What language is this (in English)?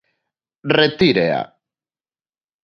Galician